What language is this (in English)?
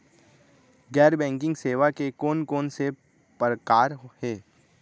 Chhattisgarhi